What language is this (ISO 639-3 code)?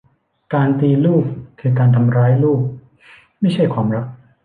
tha